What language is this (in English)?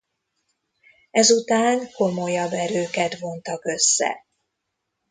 Hungarian